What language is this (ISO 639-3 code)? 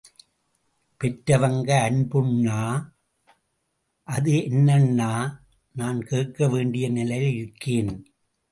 tam